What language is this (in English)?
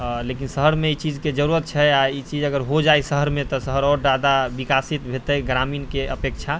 Maithili